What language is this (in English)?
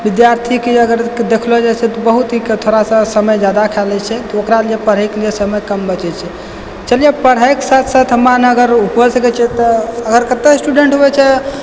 Maithili